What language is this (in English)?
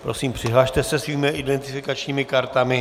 Czech